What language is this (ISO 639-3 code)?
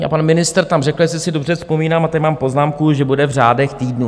ces